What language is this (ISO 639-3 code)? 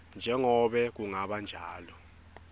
ssw